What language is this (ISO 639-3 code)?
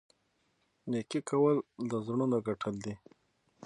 pus